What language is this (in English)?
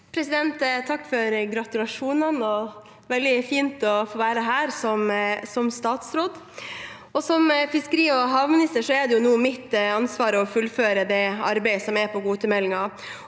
Norwegian